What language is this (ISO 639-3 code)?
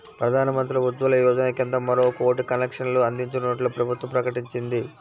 tel